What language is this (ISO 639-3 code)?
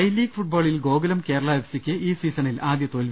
mal